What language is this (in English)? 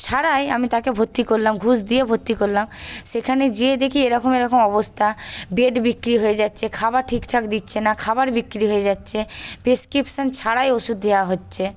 Bangla